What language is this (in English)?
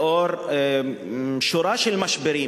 Hebrew